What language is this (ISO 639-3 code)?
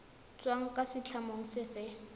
tsn